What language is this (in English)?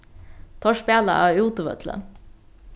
Faroese